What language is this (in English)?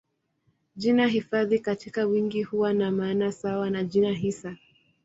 Swahili